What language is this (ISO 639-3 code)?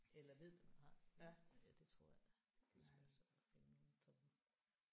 dan